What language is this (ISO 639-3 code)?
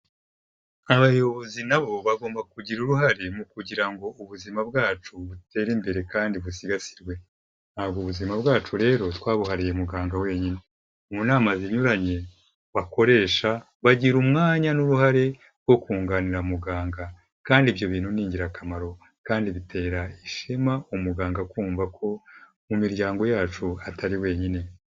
kin